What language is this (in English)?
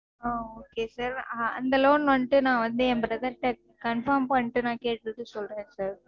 Tamil